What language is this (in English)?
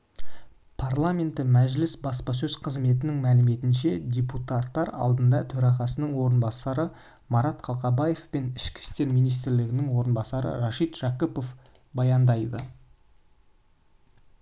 Kazakh